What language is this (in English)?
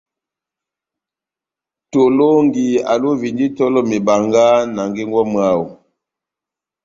Batanga